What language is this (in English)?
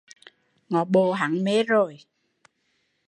Vietnamese